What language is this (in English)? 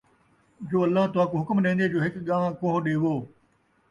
Saraiki